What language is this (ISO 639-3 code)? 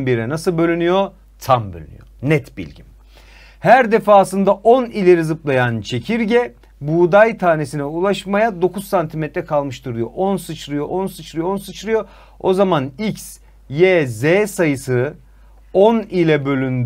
tur